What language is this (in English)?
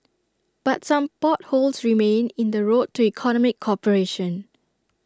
English